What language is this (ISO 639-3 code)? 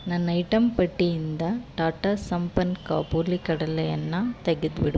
kan